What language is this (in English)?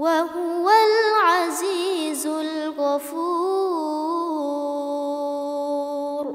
Arabic